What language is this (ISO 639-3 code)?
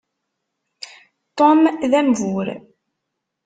kab